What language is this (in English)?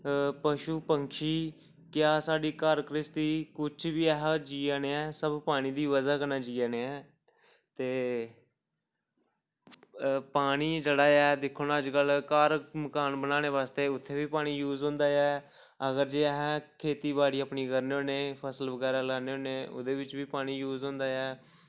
Dogri